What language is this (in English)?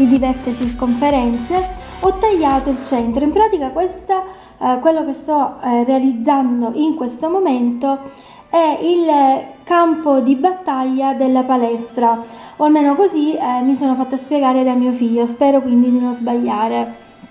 Italian